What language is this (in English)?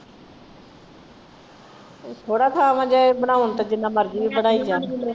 Punjabi